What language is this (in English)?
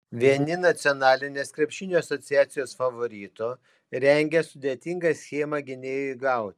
Lithuanian